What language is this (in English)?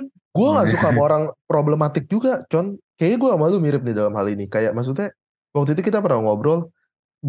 Indonesian